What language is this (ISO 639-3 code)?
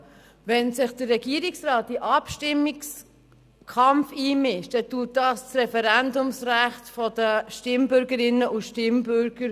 gsw